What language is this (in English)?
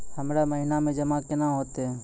Maithili